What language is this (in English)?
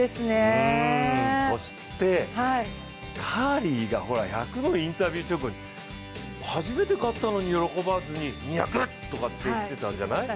Japanese